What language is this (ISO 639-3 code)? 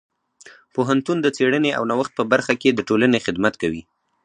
pus